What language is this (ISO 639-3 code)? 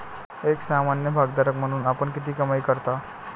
mar